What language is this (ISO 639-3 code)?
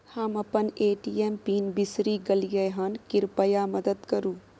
mai